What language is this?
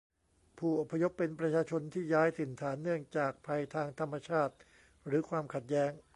Thai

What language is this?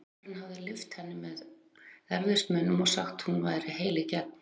Icelandic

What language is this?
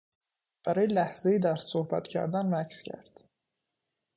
Persian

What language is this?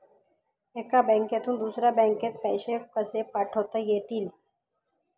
Marathi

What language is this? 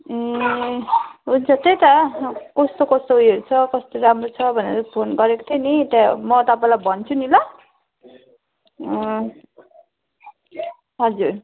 Nepali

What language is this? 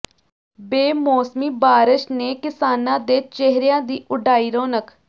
Punjabi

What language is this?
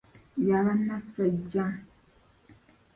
Ganda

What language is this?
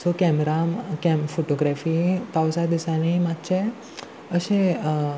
Konkani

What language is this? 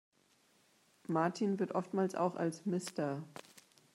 German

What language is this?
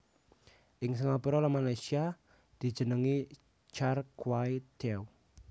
Javanese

